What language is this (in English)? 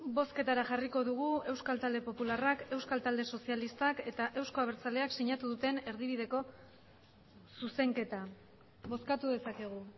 Basque